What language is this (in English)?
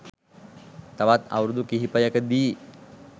Sinhala